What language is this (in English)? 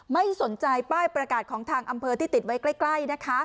Thai